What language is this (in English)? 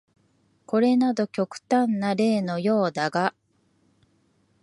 Japanese